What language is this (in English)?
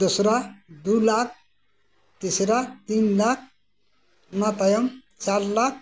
Santali